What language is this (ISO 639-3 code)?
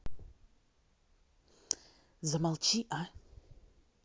rus